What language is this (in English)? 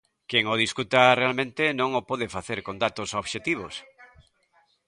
Galician